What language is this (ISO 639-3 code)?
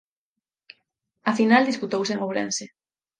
glg